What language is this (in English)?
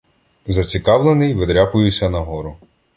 Ukrainian